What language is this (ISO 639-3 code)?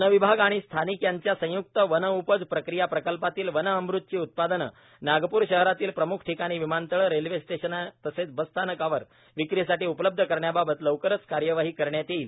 mar